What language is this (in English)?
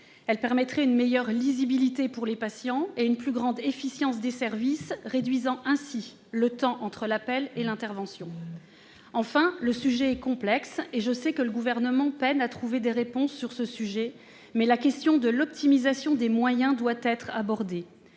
French